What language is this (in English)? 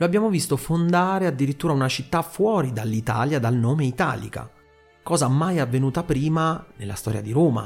Italian